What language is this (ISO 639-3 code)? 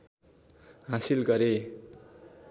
nep